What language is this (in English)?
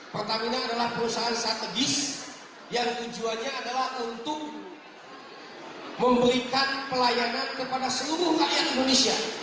Indonesian